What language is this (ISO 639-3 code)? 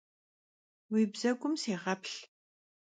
kbd